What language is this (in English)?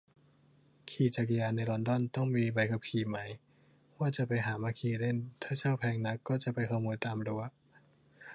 Thai